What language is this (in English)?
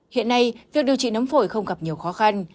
Vietnamese